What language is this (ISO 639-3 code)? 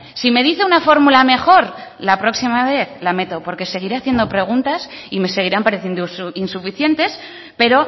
spa